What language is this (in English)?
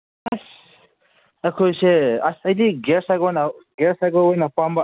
Manipuri